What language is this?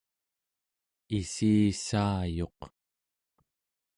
Central Yupik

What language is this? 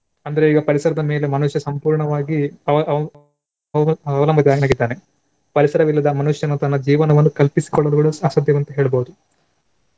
Kannada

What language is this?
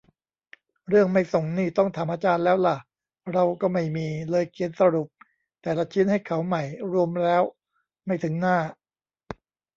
Thai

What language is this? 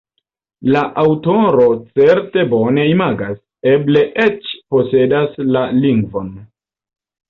Esperanto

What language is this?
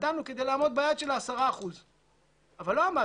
Hebrew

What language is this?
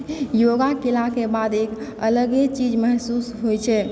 Maithili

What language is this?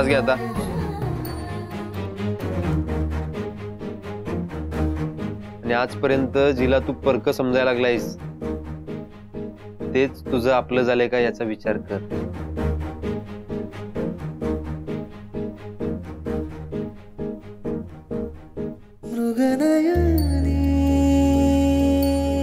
Hindi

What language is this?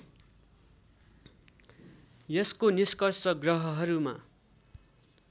Nepali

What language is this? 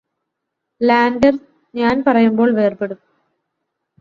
Malayalam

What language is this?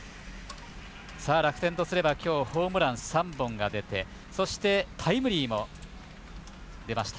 Japanese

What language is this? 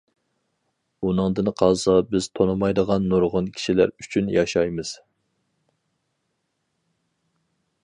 Uyghur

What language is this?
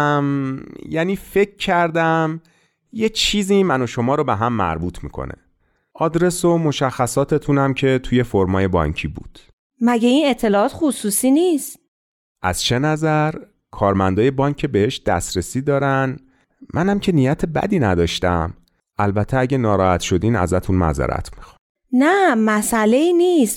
Persian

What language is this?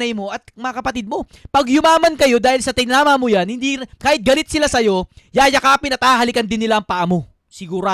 Filipino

